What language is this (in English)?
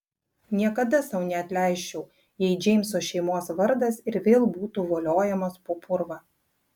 Lithuanian